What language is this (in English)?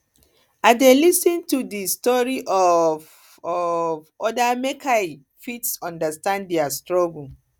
Nigerian Pidgin